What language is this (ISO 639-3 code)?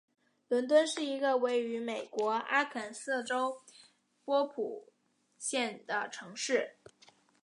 zho